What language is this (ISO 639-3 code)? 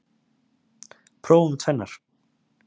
isl